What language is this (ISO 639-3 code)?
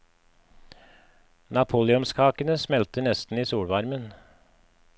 nor